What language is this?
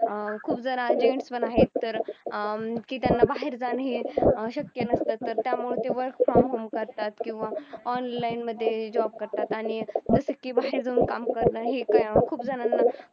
Marathi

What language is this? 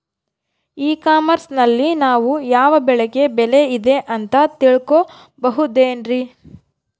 Kannada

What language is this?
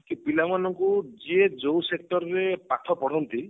Odia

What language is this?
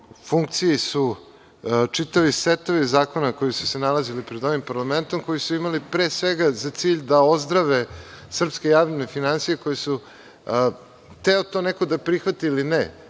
Serbian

